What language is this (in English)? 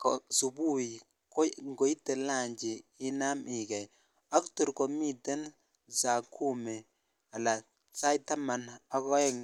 Kalenjin